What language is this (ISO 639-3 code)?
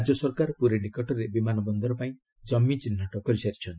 ori